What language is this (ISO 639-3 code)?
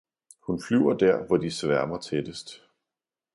dan